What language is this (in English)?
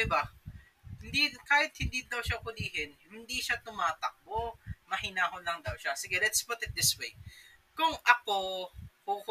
Filipino